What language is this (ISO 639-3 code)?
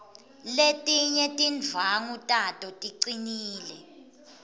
ssw